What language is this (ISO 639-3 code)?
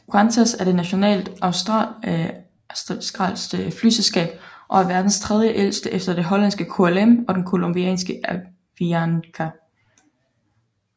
dan